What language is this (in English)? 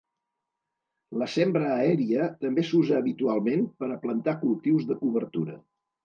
Catalan